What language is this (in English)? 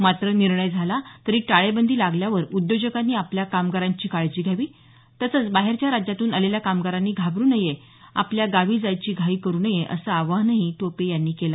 Marathi